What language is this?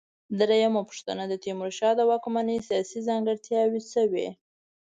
Pashto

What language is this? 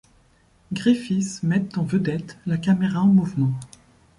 French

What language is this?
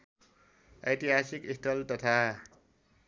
Nepali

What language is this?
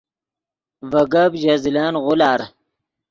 Yidgha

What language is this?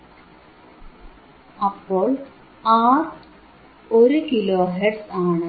Malayalam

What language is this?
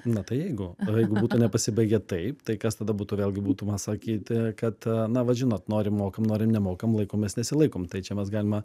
Lithuanian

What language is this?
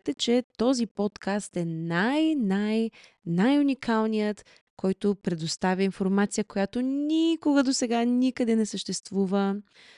Bulgarian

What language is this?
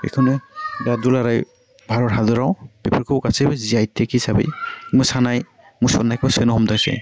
Bodo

